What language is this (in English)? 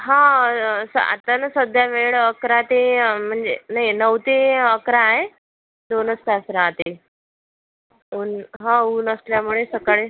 Marathi